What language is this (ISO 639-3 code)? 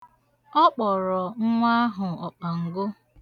ibo